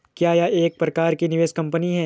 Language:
Hindi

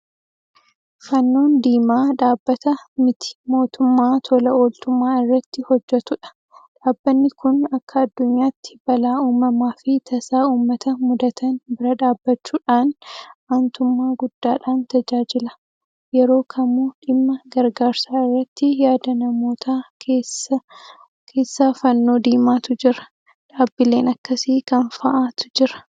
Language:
Oromo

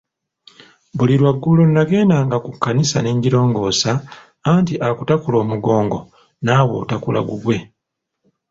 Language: Ganda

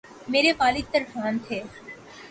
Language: Urdu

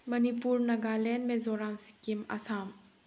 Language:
Manipuri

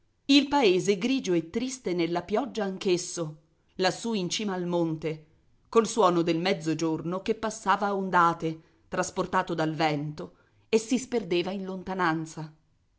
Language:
Italian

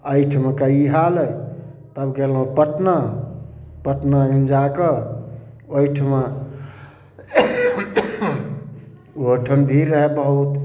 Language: Maithili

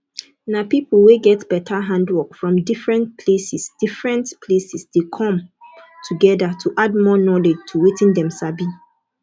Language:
Nigerian Pidgin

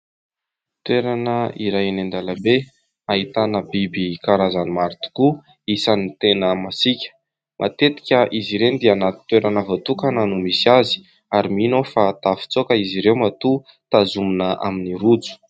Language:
Malagasy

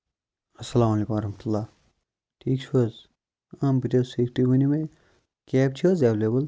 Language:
Kashmiri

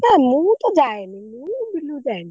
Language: Odia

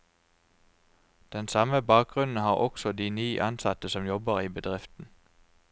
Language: Norwegian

